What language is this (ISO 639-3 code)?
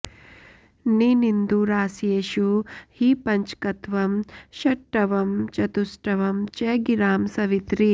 san